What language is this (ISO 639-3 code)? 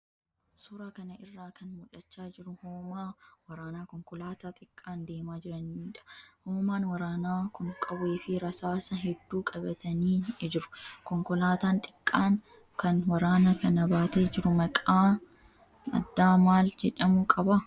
orm